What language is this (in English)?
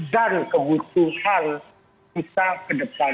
Indonesian